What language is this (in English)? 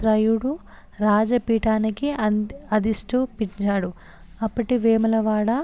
Telugu